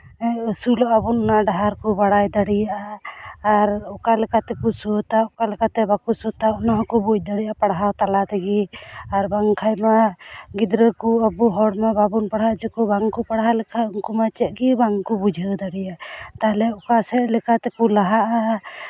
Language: Santali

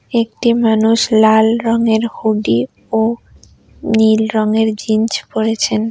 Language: Bangla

